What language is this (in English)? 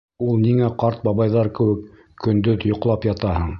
Bashkir